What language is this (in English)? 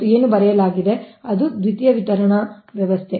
Kannada